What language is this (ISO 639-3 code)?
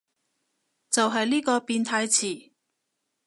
yue